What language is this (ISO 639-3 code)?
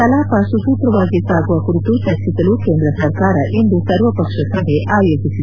kan